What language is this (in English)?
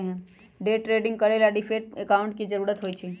Magahi